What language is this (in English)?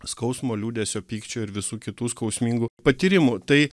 Lithuanian